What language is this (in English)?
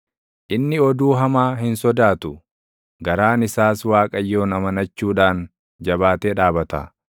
Oromo